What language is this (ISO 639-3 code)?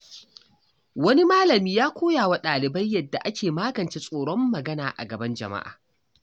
hau